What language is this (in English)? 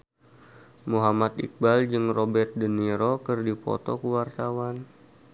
Sundanese